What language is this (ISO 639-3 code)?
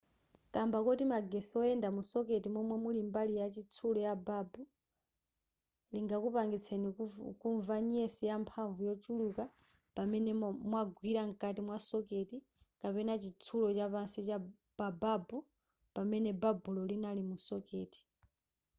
nya